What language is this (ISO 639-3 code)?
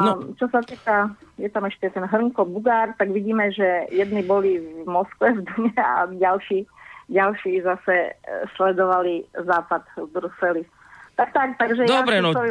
slk